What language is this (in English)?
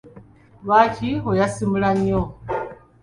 Ganda